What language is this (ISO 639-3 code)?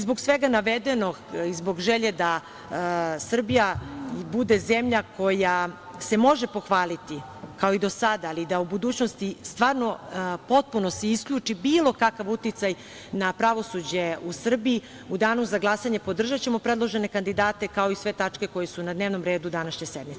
srp